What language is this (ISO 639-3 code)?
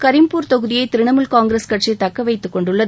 tam